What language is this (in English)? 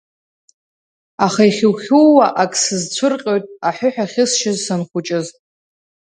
Abkhazian